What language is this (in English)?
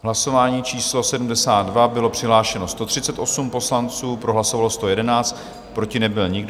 Czech